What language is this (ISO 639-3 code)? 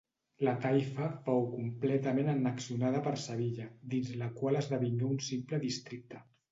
cat